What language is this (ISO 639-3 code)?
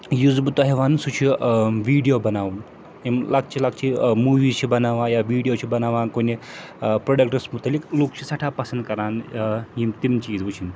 kas